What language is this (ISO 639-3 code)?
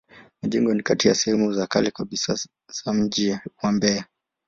swa